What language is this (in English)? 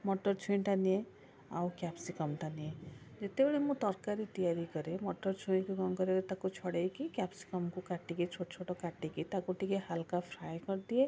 Odia